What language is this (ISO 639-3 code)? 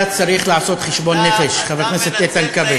heb